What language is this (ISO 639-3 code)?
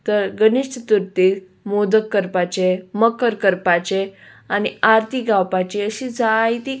kok